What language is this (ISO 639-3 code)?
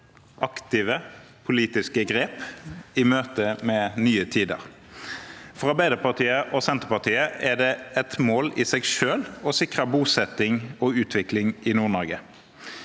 nor